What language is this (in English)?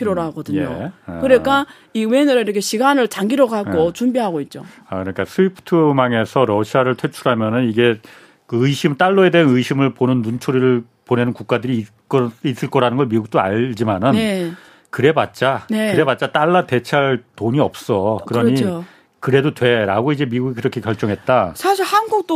Korean